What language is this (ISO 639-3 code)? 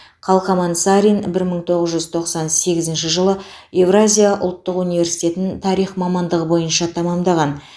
kaz